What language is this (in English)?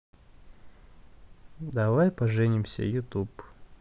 Russian